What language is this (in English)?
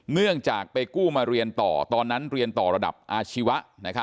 Thai